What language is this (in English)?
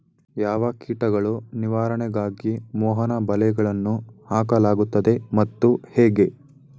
Kannada